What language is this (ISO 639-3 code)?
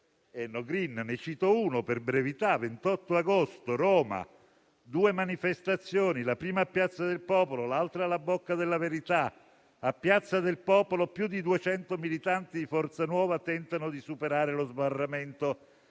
ita